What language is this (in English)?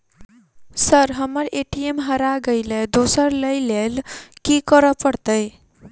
Maithili